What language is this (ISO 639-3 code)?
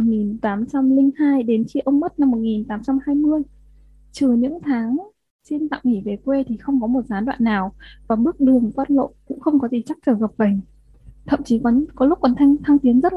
vie